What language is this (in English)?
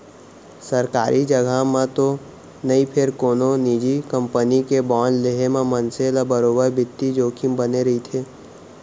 Chhattisgarhi